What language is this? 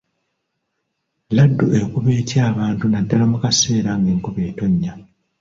Ganda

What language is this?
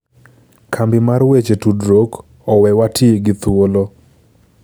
Luo (Kenya and Tanzania)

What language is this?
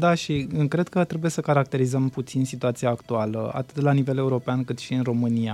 Romanian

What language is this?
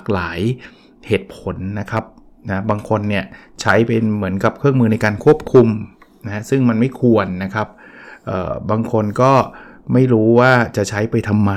Thai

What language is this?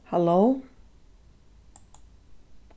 Faroese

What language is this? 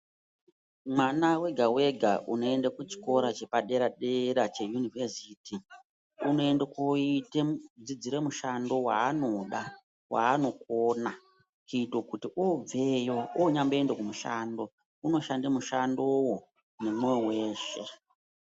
Ndau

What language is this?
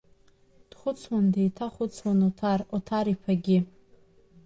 Abkhazian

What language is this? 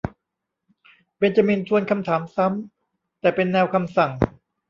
Thai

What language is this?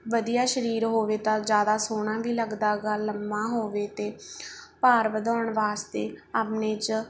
Punjabi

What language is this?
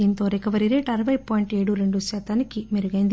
Telugu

